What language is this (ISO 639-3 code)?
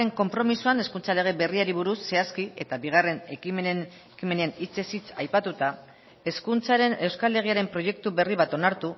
eus